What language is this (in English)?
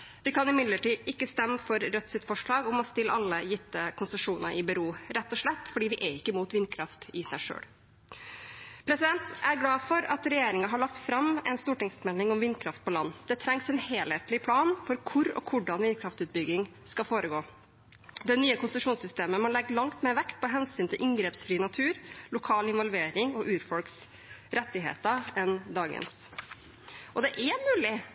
Norwegian Bokmål